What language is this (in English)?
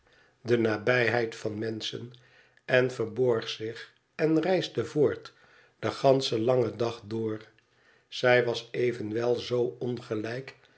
Dutch